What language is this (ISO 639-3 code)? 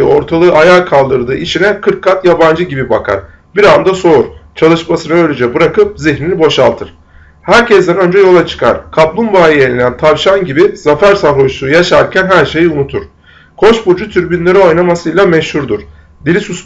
tur